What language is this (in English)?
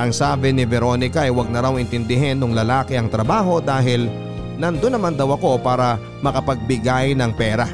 Filipino